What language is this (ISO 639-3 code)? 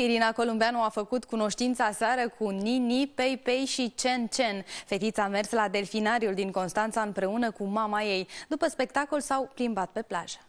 ron